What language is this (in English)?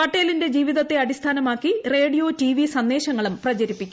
Malayalam